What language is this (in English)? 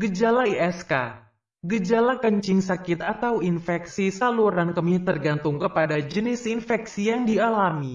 Indonesian